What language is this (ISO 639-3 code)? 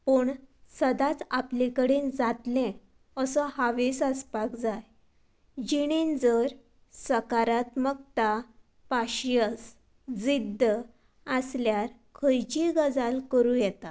kok